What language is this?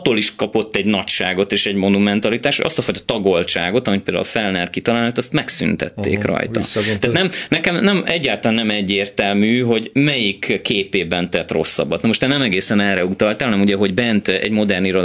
Hungarian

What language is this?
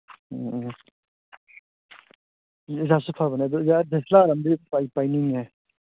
Manipuri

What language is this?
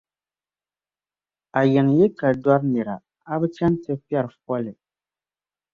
Dagbani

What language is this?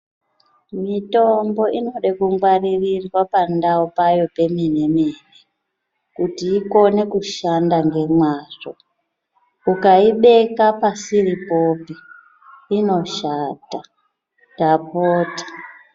Ndau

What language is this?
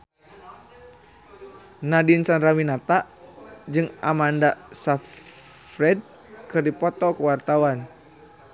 Sundanese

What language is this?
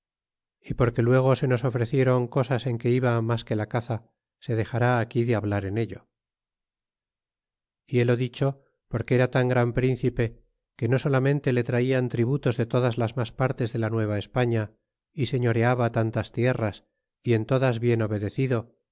Spanish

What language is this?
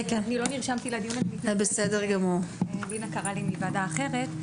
Hebrew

